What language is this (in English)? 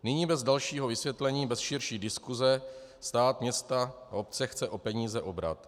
Czech